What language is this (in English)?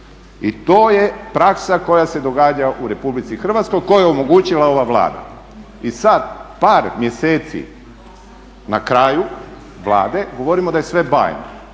Croatian